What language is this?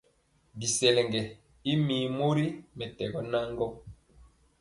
Mpiemo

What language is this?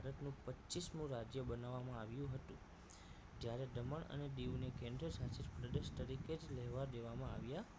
Gujarati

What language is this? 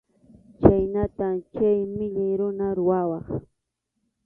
Arequipa-La Unión Quechua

